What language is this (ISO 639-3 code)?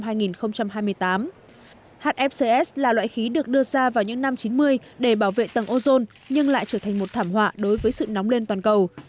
vie